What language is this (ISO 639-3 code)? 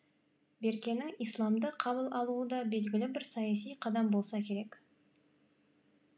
kaz